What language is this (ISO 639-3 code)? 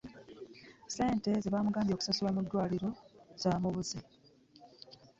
lug